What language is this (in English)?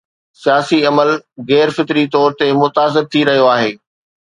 Sindhi